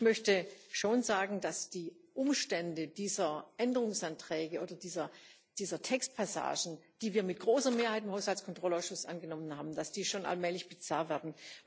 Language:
German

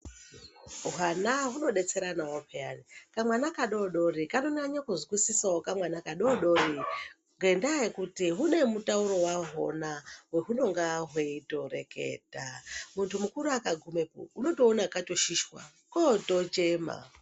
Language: Ndau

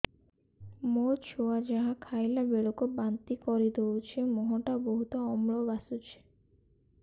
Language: Odia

